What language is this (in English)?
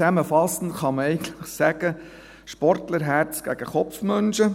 Swiss German